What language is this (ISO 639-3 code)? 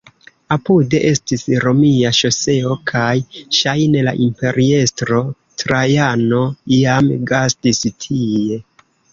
epo